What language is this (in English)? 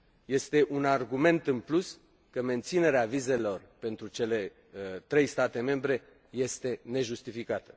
Romanian